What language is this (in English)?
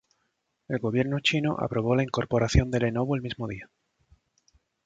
Spanish